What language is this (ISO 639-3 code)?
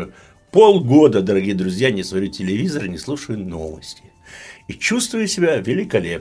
rus